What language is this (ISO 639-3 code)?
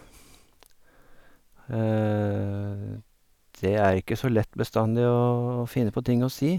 nor